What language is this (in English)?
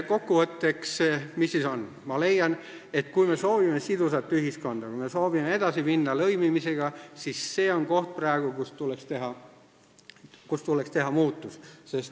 Estonian